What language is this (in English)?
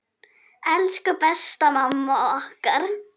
Icelandic